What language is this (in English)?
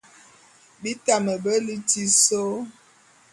Bulu